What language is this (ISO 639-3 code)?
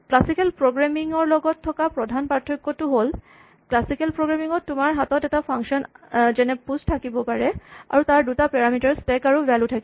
asm